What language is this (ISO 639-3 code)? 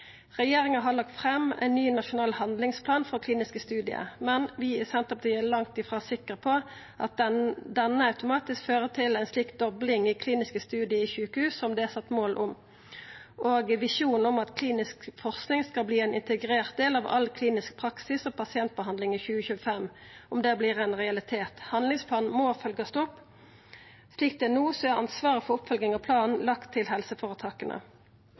nno